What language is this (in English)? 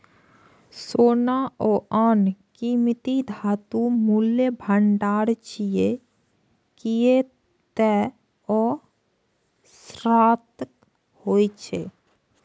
Maithili